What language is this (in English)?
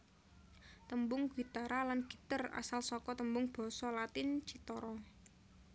Javanese